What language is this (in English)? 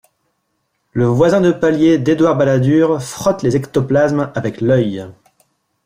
French